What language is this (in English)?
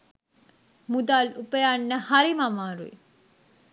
Sinhala